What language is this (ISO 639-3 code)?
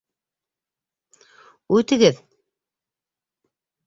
bak